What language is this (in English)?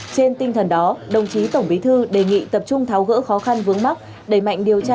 Vietnamese